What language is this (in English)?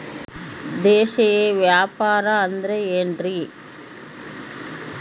Kannada